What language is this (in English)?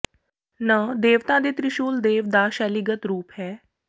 Punjabi